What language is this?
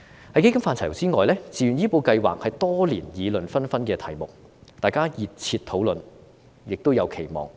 Cantonese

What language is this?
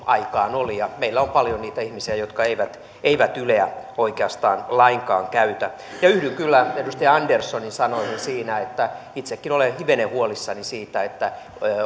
Finnish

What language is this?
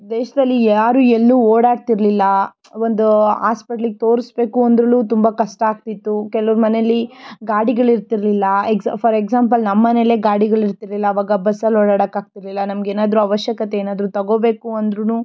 Kannada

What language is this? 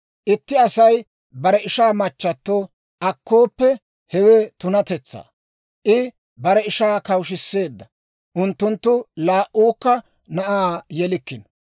Dawro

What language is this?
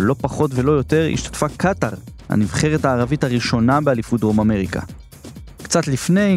Hebrew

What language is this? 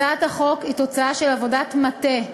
Hebrew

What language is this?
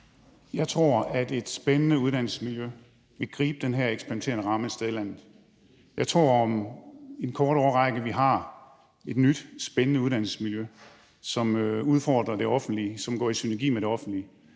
Danish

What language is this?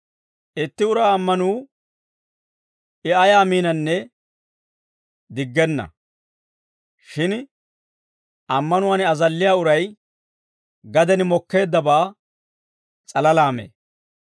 Dawro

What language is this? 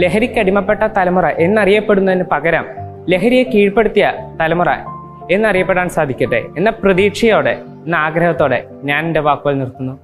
Malayalam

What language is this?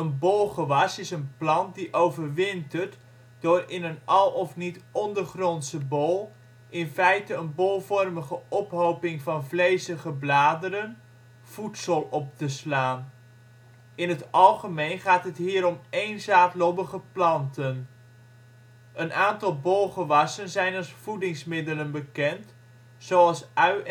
Dutch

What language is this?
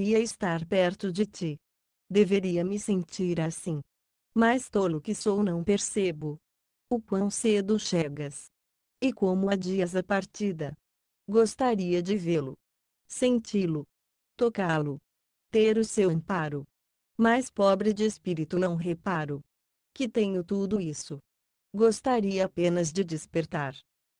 Portuguese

